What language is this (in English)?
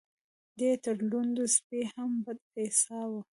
Pashto